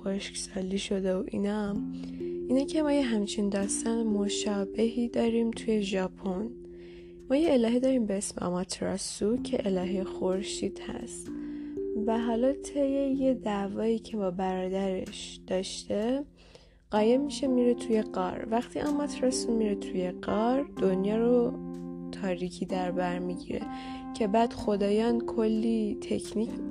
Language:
Persian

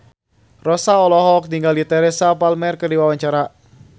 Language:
Sundanese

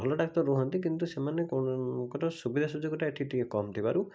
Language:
Odia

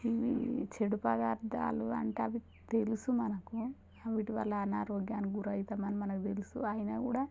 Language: Telugu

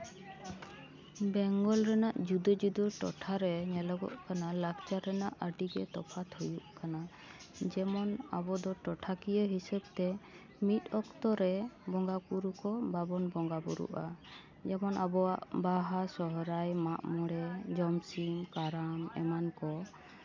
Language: Santali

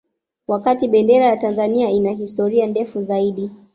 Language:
Swahili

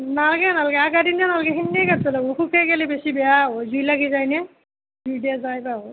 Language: Assamese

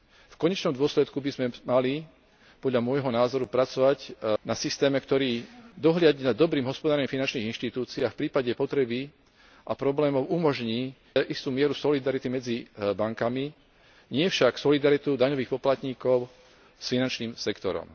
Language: Slovak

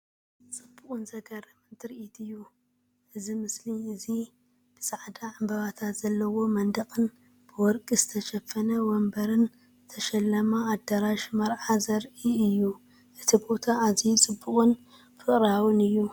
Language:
Tigrinya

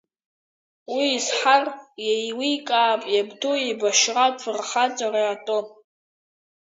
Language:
Abkhazian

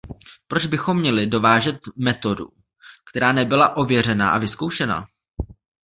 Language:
Czech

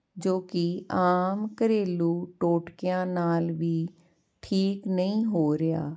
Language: Punjabi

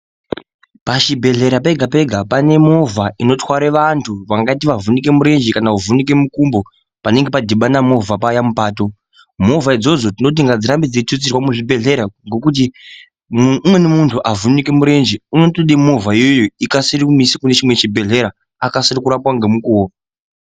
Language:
Ndau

